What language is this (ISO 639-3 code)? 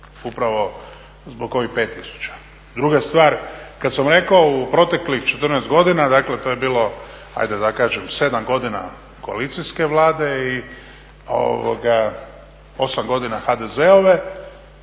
hrv